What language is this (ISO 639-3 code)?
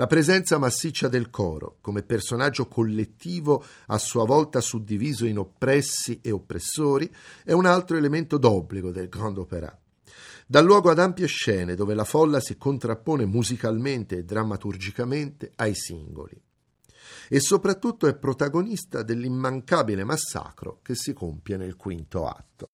ita